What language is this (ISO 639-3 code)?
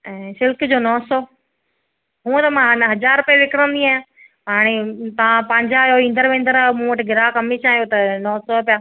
snd